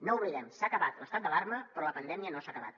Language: Catalan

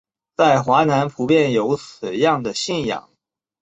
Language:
Chinese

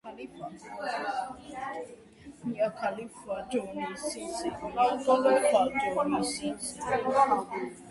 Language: Georgian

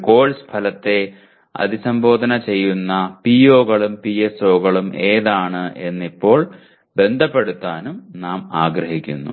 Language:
Malayalam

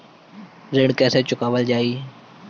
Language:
Bhojpuri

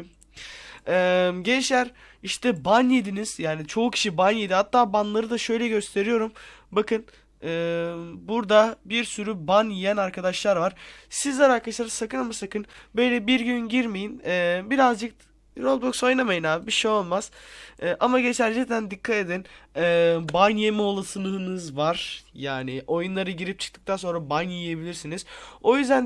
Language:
Turkish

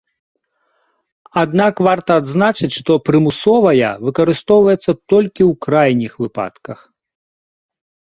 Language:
Belarusian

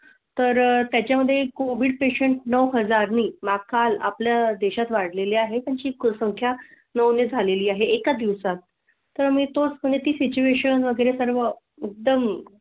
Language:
Marathi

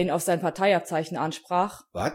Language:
German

